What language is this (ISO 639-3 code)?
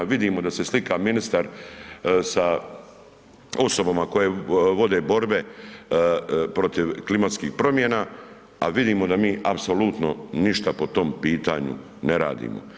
hrv